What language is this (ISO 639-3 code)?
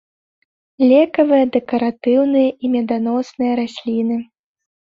bel